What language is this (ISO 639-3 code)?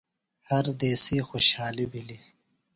phl